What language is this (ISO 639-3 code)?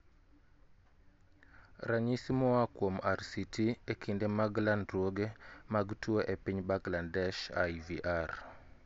luo